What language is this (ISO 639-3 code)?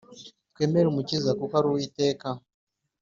kin